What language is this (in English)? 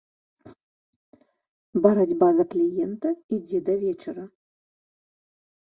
Belarusian